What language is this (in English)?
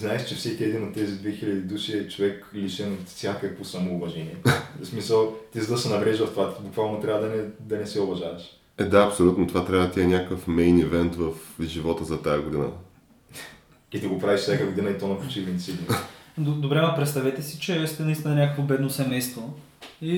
Bulgarian